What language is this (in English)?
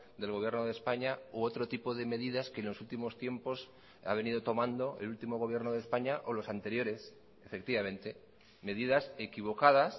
Spanish